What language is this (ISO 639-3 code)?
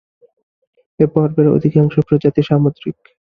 ben